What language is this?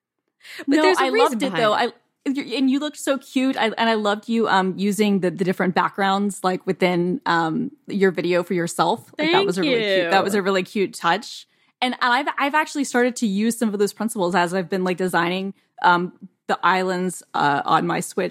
English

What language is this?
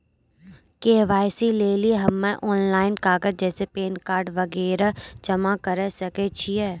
Maithili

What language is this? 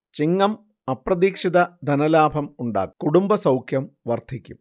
Malayalam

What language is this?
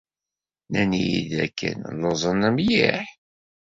Kabyle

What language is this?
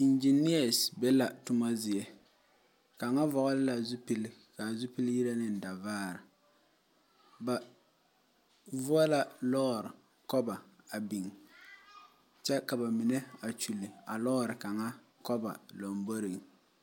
Southern Dagaare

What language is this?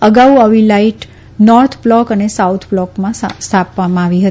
Gujarati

